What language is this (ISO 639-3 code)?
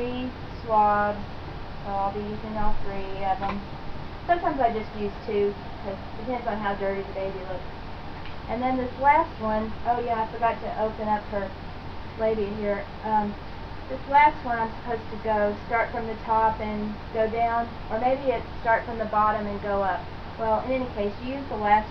eng